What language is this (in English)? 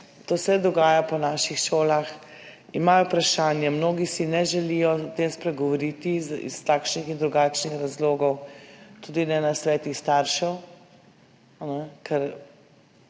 Slovenian